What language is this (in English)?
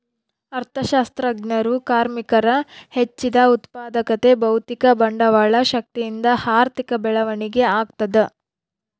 Kannada